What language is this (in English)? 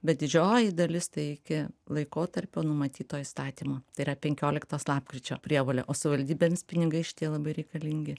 Lithuanian